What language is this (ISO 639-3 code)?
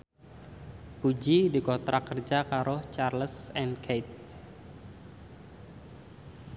jav